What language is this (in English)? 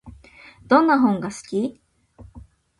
Japanese